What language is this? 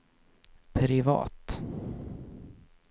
Swedish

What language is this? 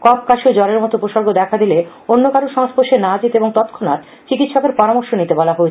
Bangla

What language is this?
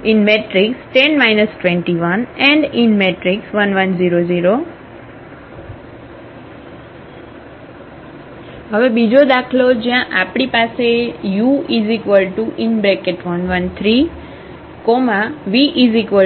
Gujarati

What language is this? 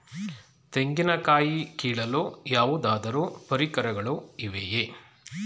Kannada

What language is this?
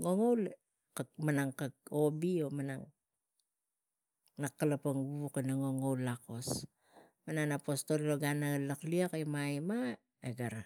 Tigak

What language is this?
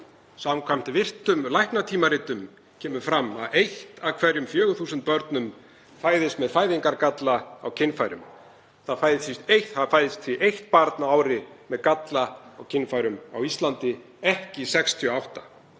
Icelandic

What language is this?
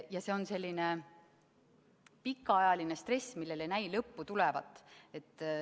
Estonian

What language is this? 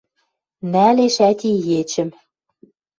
Western Mari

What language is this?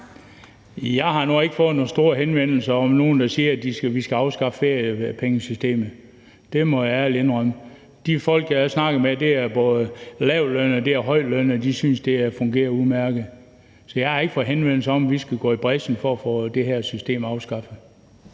Danish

